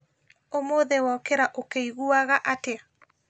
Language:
Kikuyu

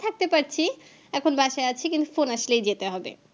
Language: Bangla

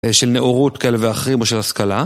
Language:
Hebrew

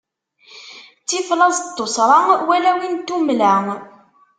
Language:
Kabyle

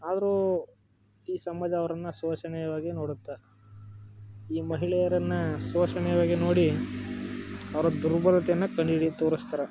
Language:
Kannada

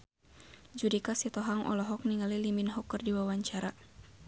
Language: Sundanese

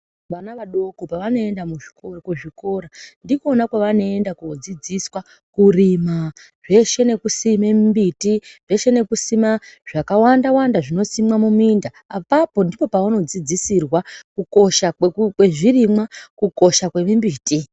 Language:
Ndau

